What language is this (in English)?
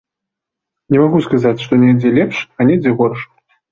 Belarusian